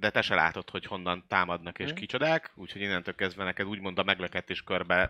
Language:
Hungarian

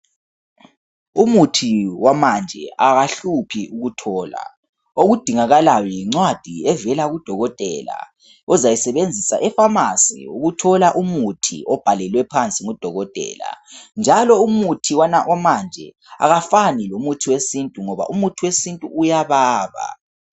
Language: North Ndebele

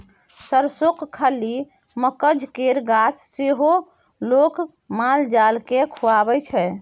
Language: Maithili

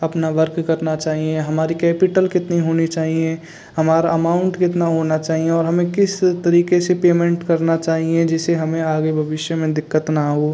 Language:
Hindi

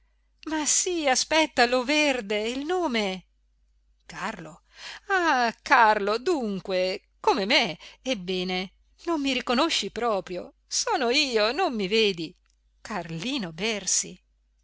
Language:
Italian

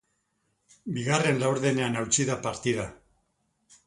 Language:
Basque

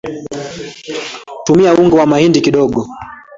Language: Swahili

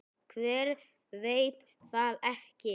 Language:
Icelandic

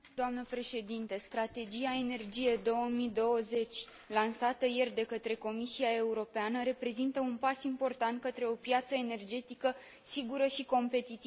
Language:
Romanian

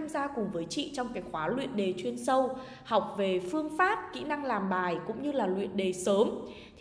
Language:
Vietnamese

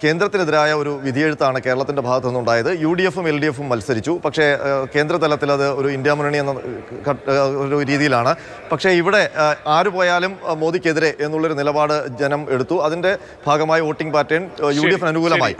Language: Malayalam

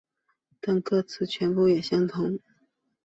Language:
Chinese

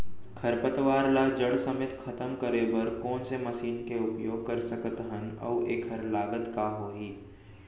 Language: Chhattisgarhi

